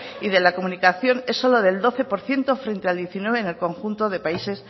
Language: Spanish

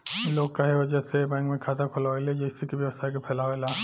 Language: Bhojpuri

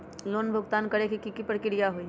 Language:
Magahi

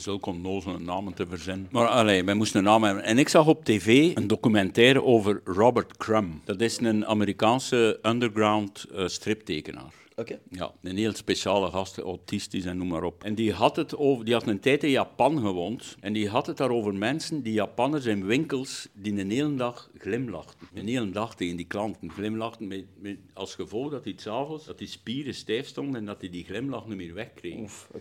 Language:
Dutch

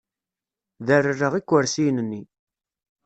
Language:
Kabyle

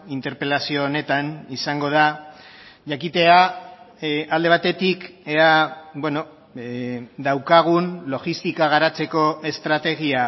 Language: Basque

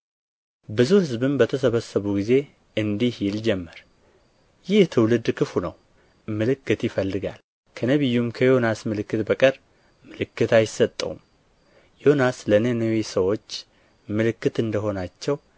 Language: Amharic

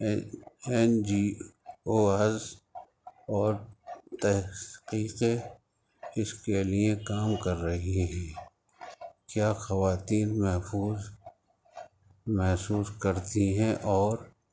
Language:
Urdu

